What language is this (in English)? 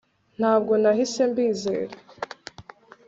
Kinyarwanda